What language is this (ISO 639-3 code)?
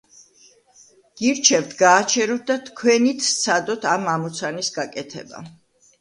kat